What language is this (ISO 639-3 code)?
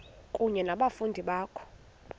xho